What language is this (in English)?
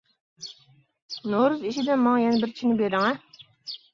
Uyghur